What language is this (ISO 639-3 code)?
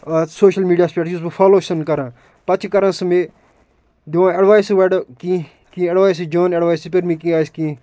kas